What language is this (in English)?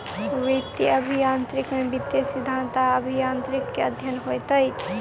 Maithili